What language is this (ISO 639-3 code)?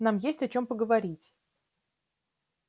rus